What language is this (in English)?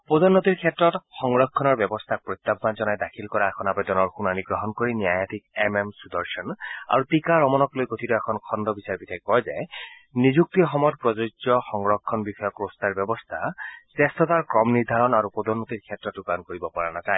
Assamese